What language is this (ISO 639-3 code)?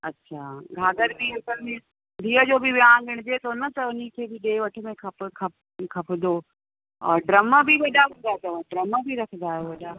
snd